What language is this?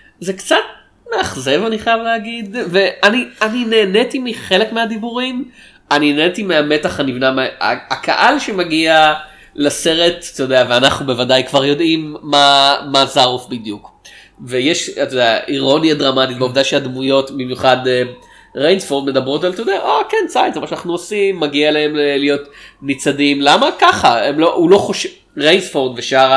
Hebrew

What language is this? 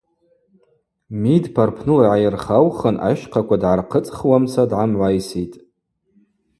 Abaza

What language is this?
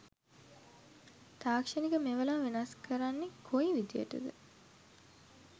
Sinhala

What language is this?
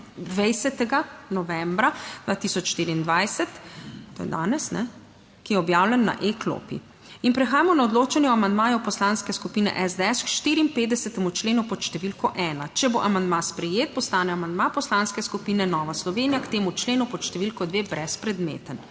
Slovenian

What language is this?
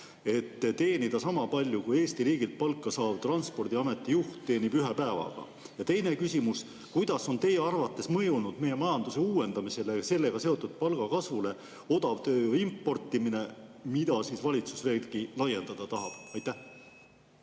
Estonian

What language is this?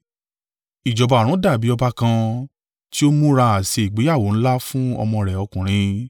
Yoruba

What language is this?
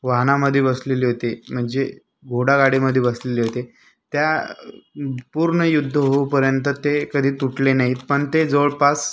Marathi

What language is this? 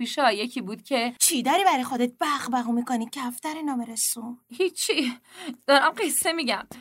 Persian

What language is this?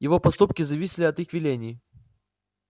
Russian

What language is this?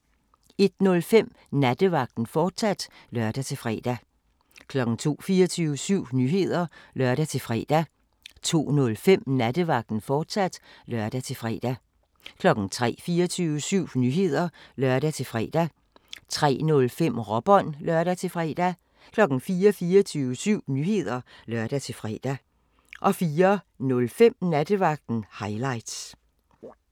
Danish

